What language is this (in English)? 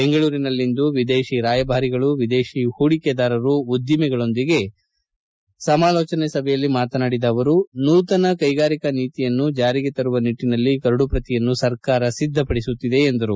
Kannada